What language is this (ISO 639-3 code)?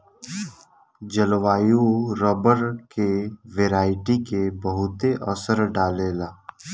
bho